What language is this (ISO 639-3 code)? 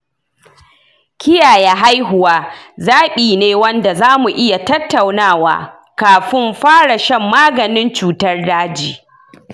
hau